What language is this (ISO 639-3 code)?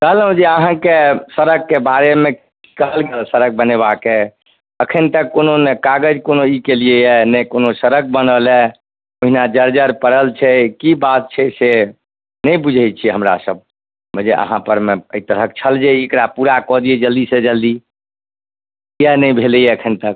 mai